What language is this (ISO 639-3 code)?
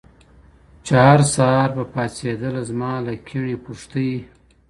pus